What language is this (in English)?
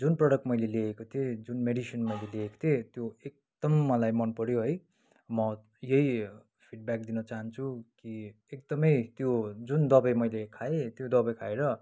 Nepali